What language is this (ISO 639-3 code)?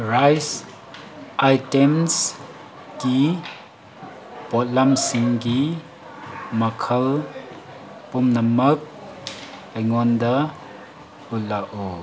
mni